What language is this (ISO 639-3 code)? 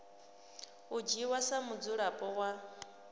ven